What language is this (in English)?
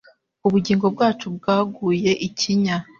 Kinyarwanda